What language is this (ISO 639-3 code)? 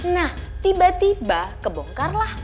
ind